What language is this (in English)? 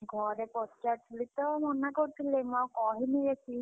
Odia